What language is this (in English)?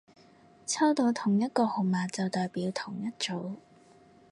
Cantonese